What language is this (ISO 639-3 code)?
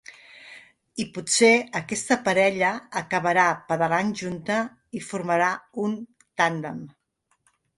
cat